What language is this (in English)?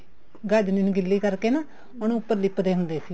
Punjabi